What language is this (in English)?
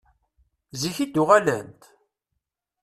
Kabyle